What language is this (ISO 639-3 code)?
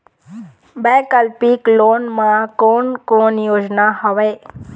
hne